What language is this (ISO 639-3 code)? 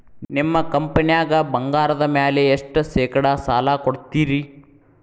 kan